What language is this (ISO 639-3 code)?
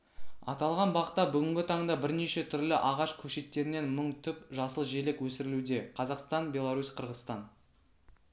kaz